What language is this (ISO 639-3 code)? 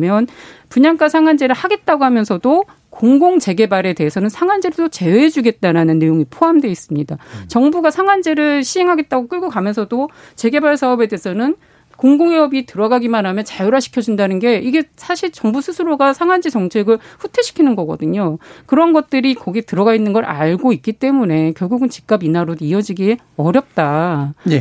kor